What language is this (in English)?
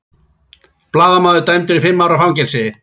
Icelandic